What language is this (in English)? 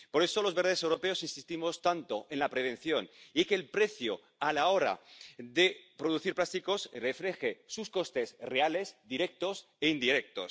Spanish